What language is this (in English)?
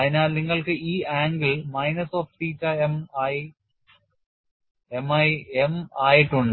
Malayalam